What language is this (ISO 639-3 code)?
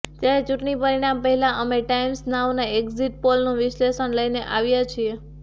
guj